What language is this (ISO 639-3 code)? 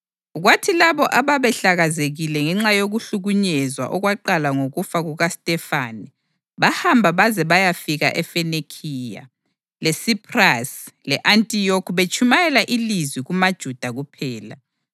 nde